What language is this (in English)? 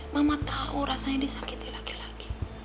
Indonesian